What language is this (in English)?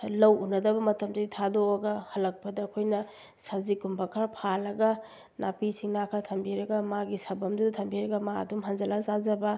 Manipuri